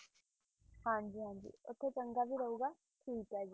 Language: Punjabi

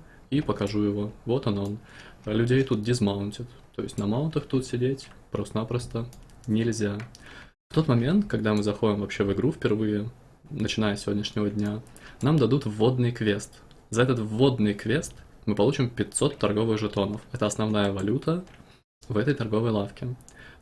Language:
Russian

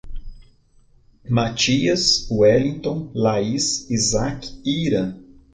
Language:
Portuguese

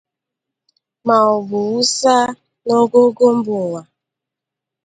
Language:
Igbo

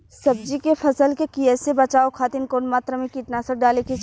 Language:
Bhojpuri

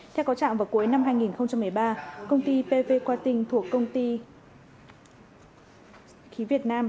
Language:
Vietnamese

